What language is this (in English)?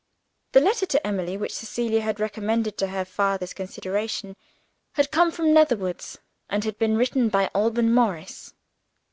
English